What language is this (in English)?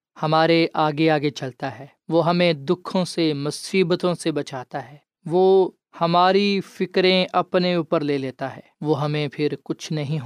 Urdu